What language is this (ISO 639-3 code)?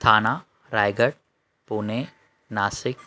snd